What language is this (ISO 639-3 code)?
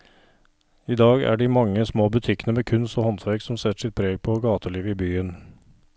nor